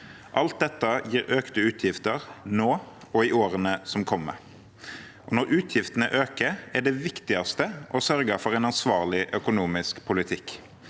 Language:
Norwegian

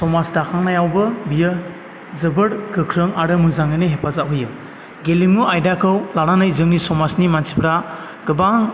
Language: Bodo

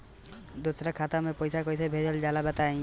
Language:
Bhojpuri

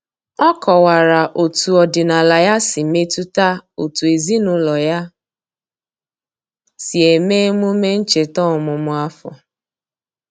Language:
Igbo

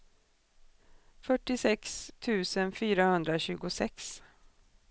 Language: Swedish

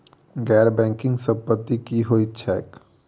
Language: Maithili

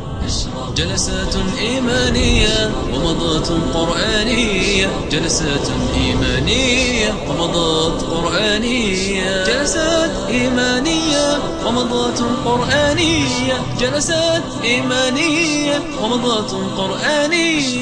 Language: Arabic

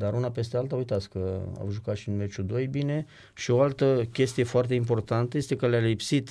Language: Romanian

